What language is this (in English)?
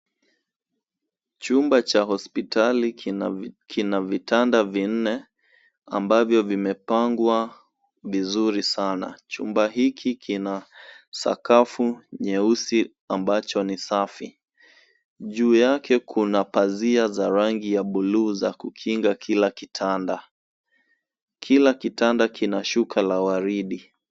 Swahili